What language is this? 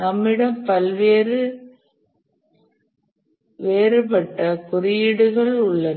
Tamil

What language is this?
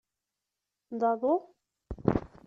Kabyle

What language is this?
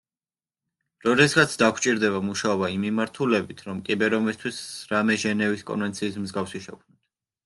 Georgian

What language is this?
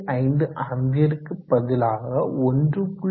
Tamil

